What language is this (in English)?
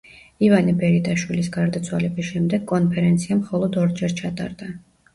Georgian